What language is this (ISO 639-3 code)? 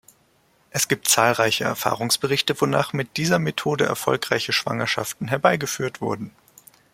deu